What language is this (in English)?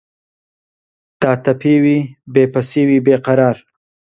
Central Kurdish